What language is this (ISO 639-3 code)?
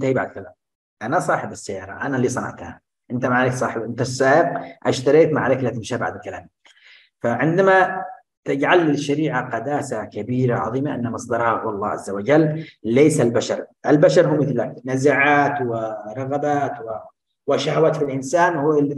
ara